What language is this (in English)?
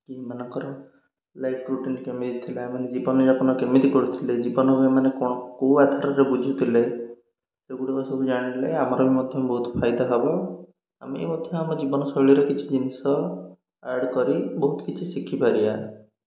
Odia